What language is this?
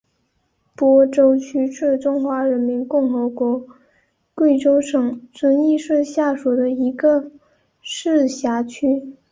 Chinese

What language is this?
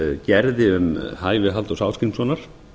Icelandic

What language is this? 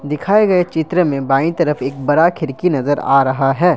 Hindi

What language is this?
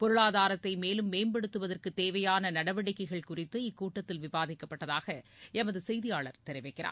Tamil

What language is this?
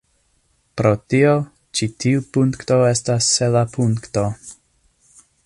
Esperanto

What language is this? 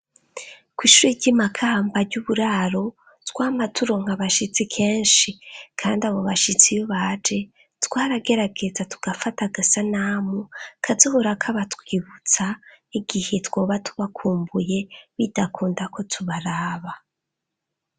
Rundi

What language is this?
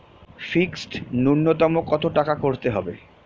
Bangla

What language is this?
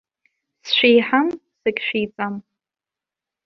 Abkhazian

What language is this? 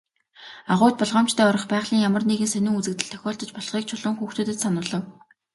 Mongolian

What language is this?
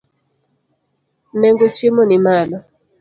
Luo (Kenya and Tanzania)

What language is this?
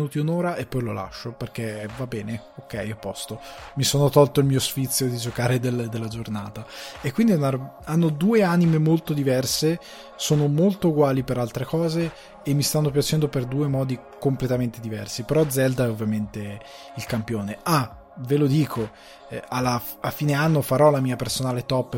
Italian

